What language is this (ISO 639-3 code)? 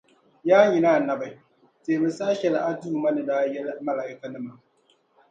dag